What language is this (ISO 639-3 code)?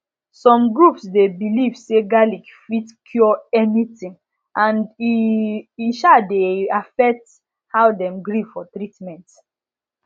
pcm